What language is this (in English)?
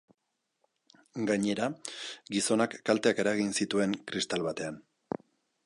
Basque